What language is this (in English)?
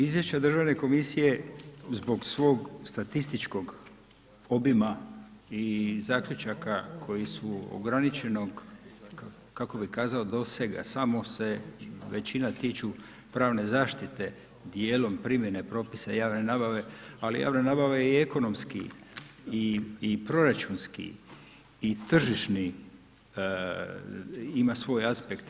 Croatian